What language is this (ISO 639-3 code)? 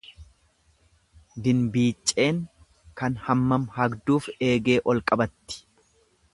orm